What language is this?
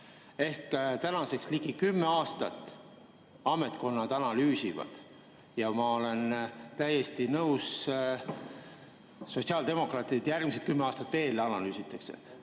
Estonian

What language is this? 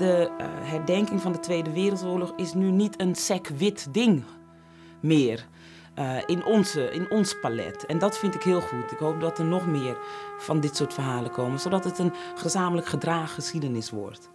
Dutch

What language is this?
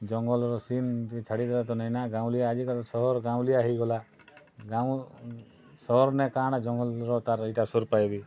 Odia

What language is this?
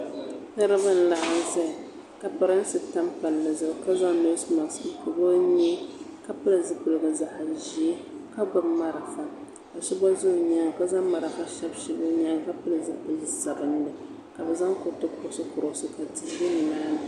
Dagbani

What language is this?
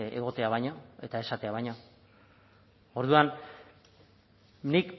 Basque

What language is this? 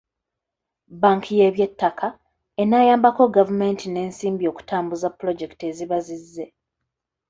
Ganda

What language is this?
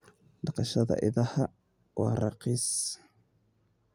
Somali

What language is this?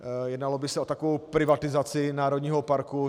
Czech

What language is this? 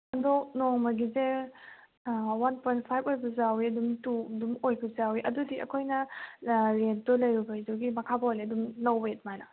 Manipuri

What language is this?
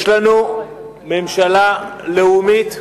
Hebrew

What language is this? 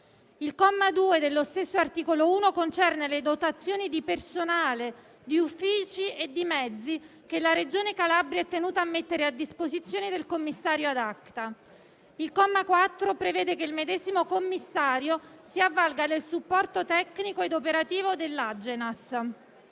Italian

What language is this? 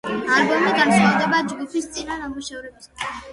Georgian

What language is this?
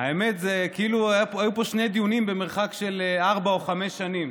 Hebrew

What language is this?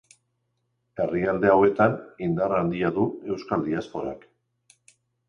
Basque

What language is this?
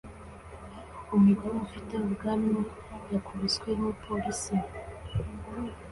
Kinyarwanda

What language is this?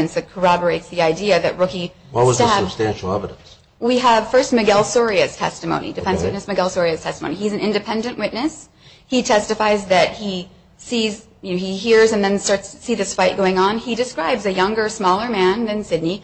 English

